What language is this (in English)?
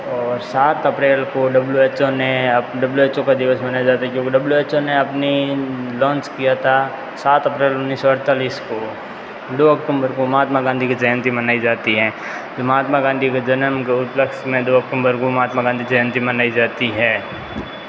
Hindi